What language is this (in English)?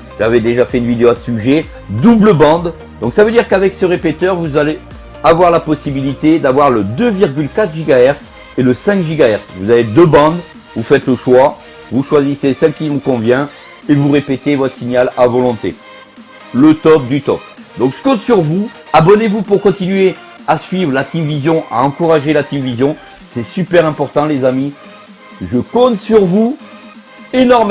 French